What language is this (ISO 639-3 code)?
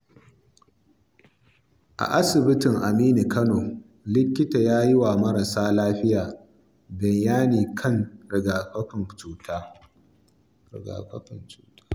hau